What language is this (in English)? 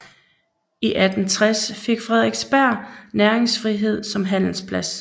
Danish